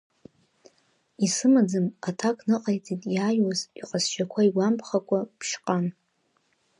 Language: Abkhazian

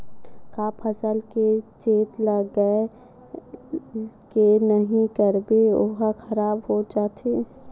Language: Chhattisgarhi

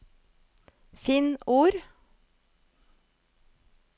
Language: Norwegian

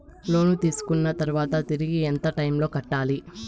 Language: Telugu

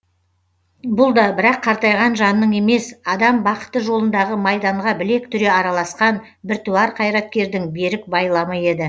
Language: Kazakh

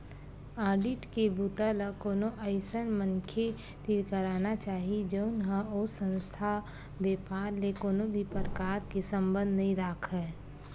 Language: Chhattisgarhi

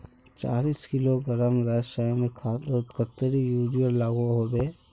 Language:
Magahi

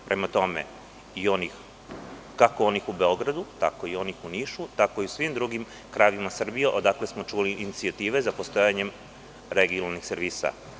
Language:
Serbian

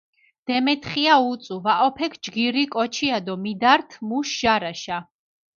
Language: Mingrelian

